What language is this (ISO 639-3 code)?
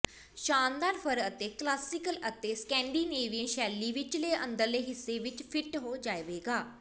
pan